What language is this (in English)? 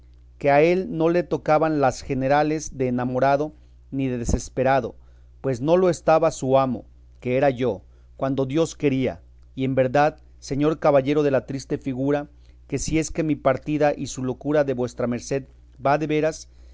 Spanish